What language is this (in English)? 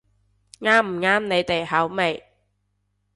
Cantonese